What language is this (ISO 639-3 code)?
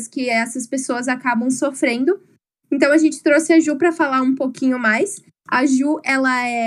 por